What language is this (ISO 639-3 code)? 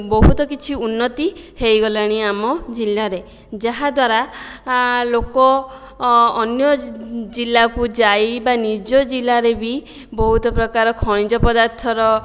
ori